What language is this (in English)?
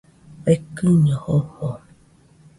Nüpode Huitoto